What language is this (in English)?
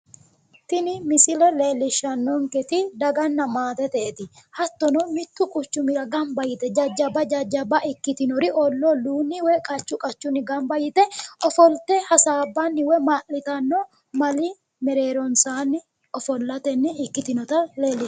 Sidamo